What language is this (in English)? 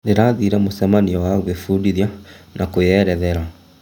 Kikuyu